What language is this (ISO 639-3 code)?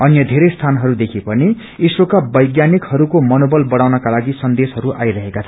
nep